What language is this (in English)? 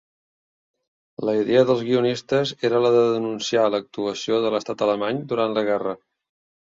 Catalan